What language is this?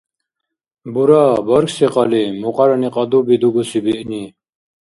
Dargwa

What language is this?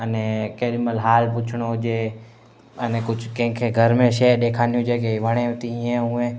Sindhi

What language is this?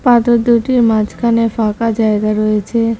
Bangla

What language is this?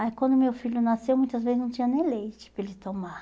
Portuguese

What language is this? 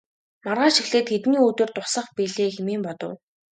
Mongolian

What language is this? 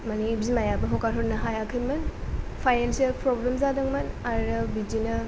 Bodo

